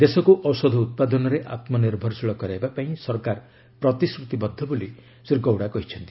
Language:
Odia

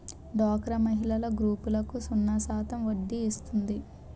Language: Telugu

